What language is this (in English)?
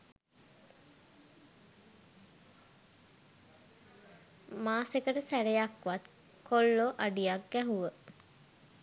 Sinhala